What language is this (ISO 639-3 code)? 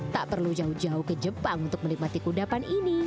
ind